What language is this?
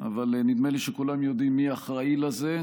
Hebrew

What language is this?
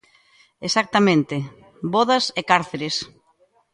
Galician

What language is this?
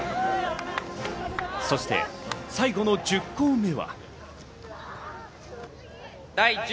Japanese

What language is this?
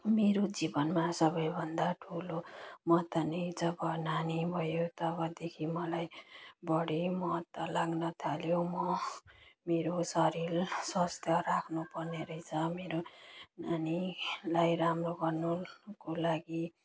Nepali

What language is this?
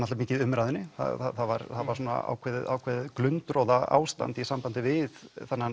Icelandic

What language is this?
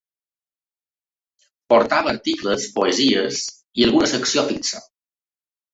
Catalan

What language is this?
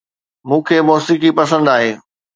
Sindhi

